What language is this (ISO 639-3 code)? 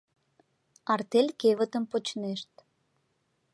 chm